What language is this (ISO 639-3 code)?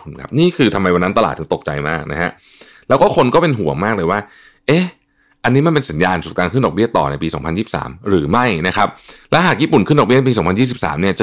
tha